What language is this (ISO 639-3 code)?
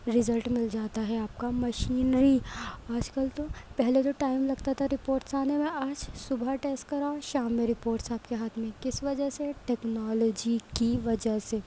urd